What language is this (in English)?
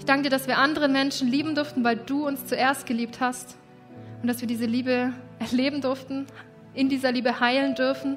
German